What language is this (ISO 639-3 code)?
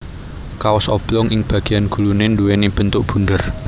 jav